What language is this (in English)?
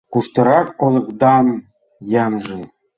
Mari